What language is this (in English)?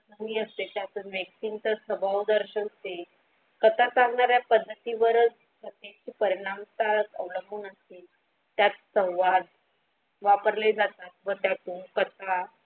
Marathi